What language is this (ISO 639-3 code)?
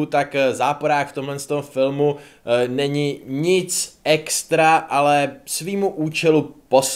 ces